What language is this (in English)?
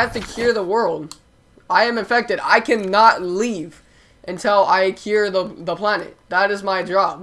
English